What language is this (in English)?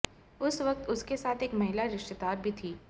Hindi